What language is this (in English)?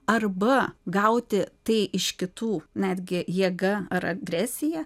Lithuanian